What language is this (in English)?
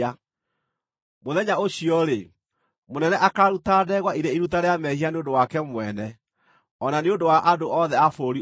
Kikuyu